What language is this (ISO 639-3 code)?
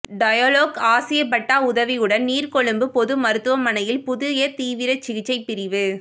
tam